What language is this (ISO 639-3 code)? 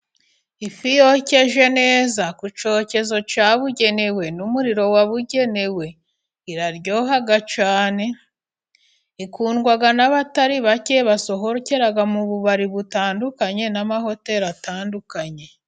kin